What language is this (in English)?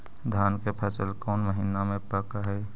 Magahi